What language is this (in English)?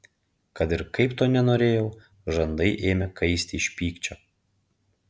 Lithuanian